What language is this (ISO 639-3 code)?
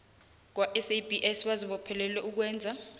nbl